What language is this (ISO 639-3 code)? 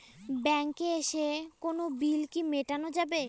ben